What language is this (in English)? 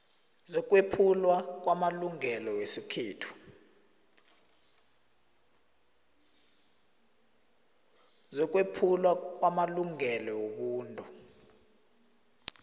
South Ndebele